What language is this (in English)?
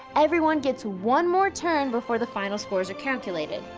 English